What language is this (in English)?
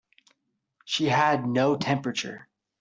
English